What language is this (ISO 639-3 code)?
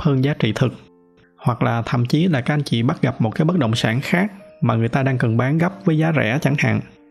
vie